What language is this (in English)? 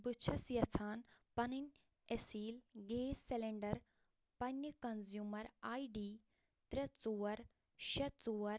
Kashmiri